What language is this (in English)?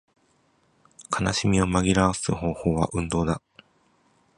Japanese